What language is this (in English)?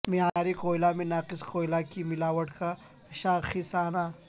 Urdu